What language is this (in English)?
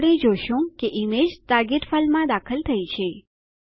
Gujarati